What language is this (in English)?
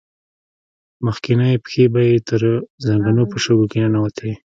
Pashto